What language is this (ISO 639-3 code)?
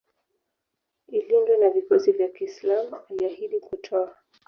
swa